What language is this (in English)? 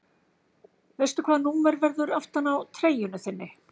Icelandic